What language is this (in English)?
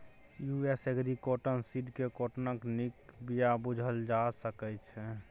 Maithili